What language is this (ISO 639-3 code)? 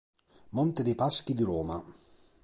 ita